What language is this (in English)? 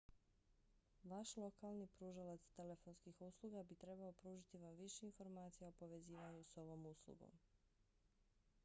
Bosnian